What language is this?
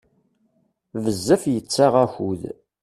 Kabyle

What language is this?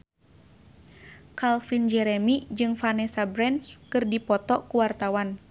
Sundanese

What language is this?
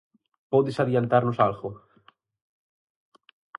Galician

